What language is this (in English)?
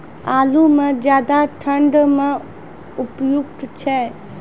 Maithili